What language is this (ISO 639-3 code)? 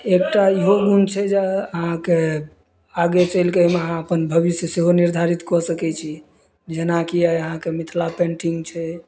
mai